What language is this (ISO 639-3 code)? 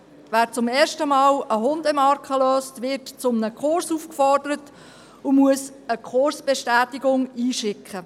gsw